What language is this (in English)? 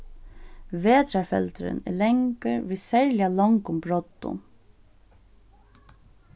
Faroese